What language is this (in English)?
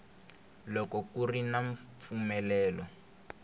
Tsonga